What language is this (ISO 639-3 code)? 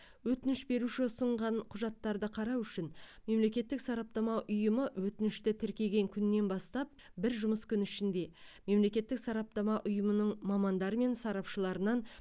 kaz